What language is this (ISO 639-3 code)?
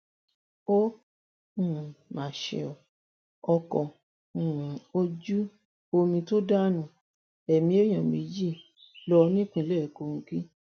yor